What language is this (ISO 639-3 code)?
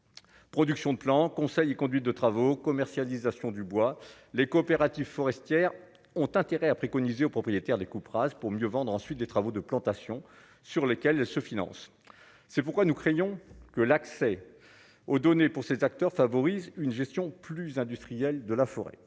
fra